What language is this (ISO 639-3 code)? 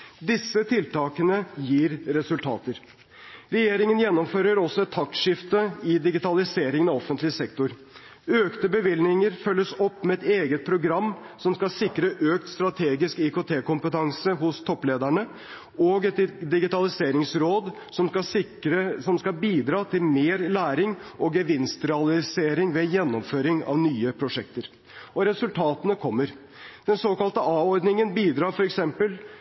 nob